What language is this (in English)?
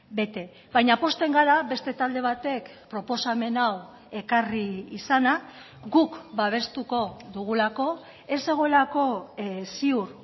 Basque